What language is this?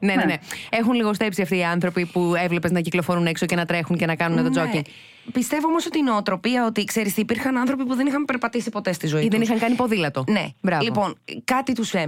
Greek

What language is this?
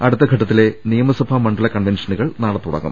Malayalam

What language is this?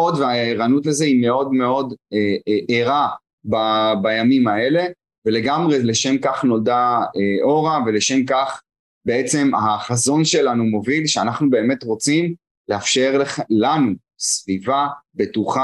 Hebrew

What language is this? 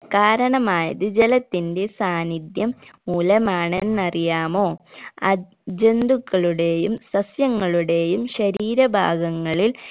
Malayalam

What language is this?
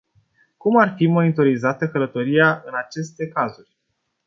Romanian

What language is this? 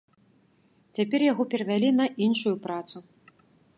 Belarusian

